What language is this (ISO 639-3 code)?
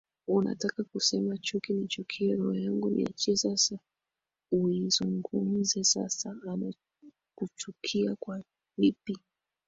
swa